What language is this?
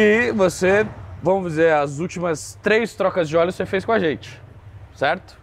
Portuguese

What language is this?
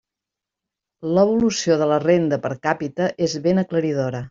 Catalan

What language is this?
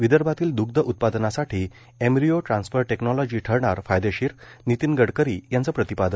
Marathi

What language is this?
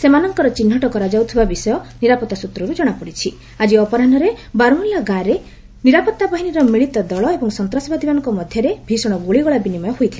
Odia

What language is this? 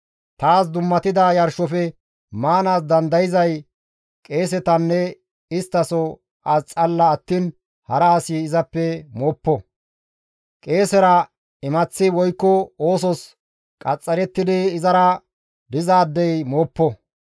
Gamo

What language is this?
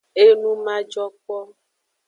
Aja (Benin)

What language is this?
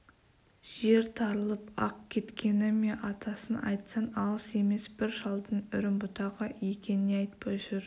Kazakh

